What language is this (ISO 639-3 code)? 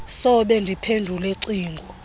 xho